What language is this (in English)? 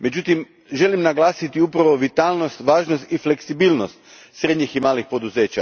Croatian